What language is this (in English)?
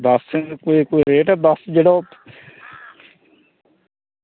Dogri